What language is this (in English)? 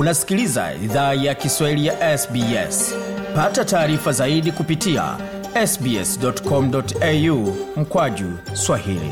Swahili